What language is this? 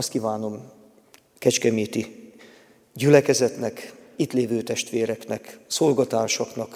Hungarian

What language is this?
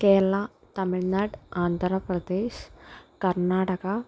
Malayalam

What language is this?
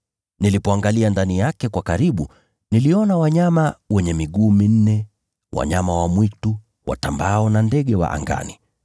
Swahili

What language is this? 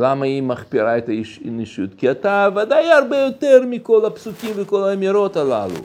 Hebrew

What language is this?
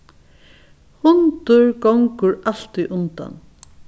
Faroese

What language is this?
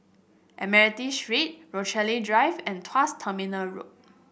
English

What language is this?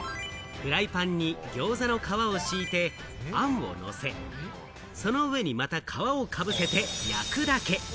Japanese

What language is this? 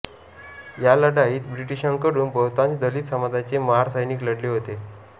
Marathi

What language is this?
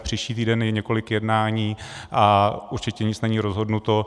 Czech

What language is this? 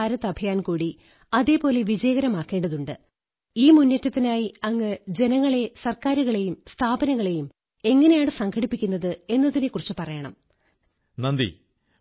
Malayalam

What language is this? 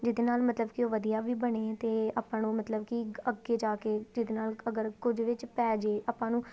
Punjabi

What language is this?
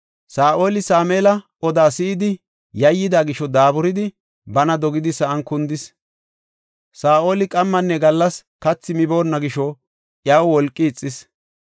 Gofa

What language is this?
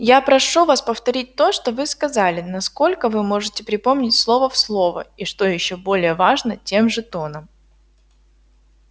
Russian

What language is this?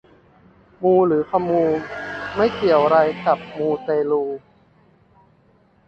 Thai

